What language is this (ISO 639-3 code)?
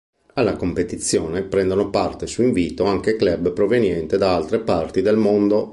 ita